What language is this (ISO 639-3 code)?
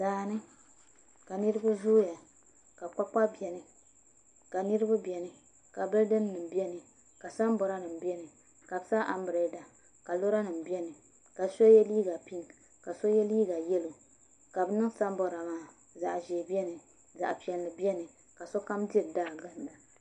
dag